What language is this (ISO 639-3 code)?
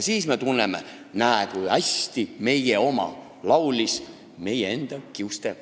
est